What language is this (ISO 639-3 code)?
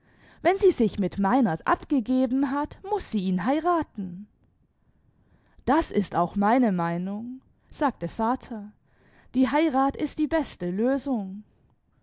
deu